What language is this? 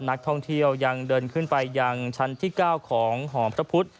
Thai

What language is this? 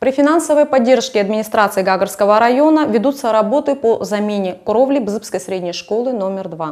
Russian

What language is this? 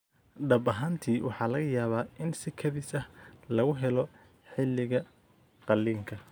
Somali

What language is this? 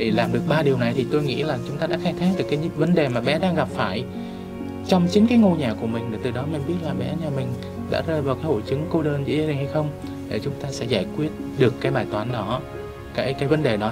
Vietnamese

